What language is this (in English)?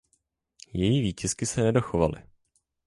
Czech